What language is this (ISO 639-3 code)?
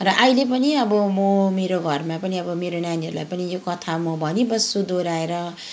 nep